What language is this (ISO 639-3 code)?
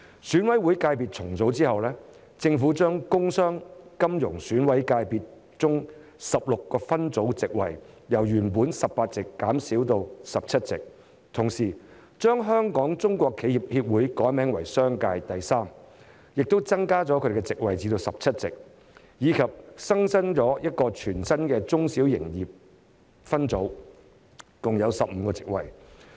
yue